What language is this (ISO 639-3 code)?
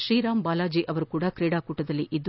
kan